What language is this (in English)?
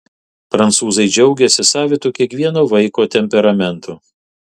Lithuanian